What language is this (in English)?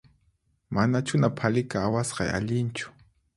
Puno Quechua